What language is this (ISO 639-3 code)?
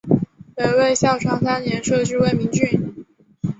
zho